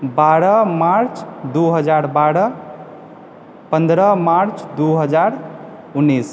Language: Maithili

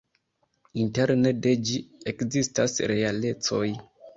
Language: Esperanto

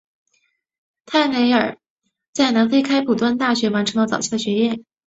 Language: Chinese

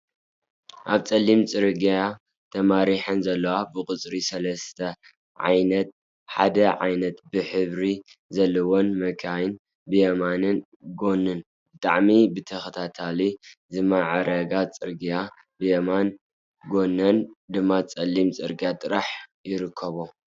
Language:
Tigrinya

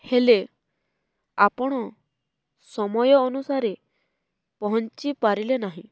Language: Odia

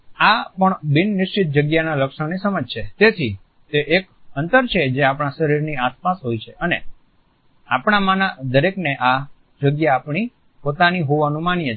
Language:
Gujarati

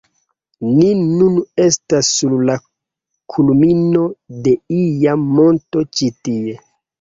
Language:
Esperanto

